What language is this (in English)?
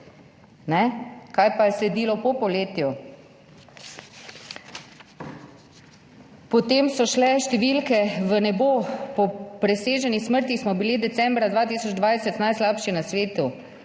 Slovenian